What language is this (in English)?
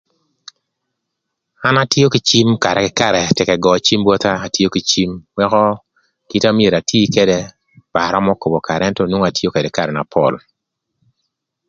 Thur